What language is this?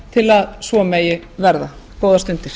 Icelandic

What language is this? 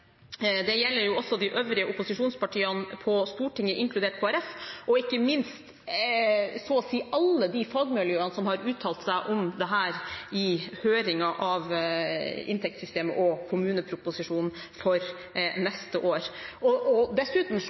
Norwegian Bokmål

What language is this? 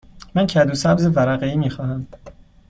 Persian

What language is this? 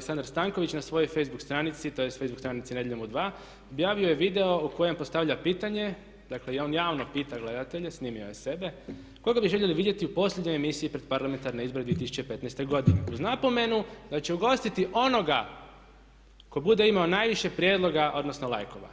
Croatian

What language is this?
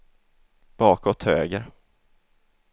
Swedish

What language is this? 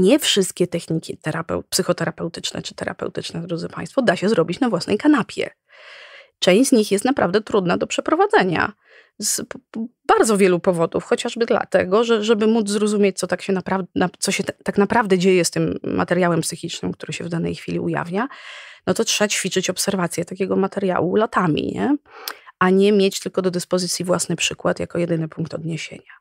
Polish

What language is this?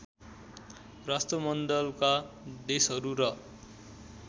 Nepali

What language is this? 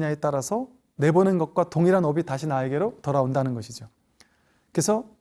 Korean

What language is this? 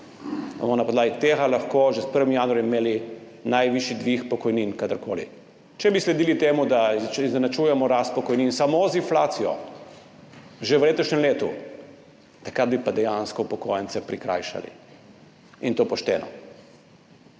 Slovenian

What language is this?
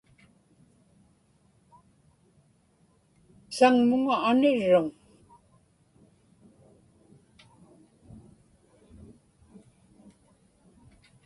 Inupiaq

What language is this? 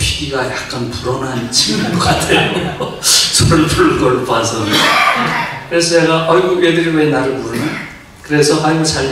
Korean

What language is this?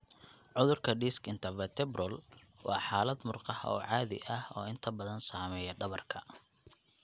Somali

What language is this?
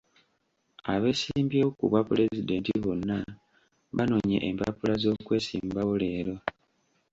Ganda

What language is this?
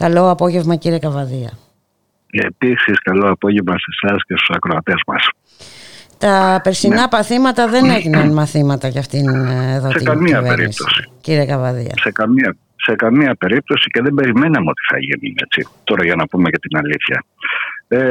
Greek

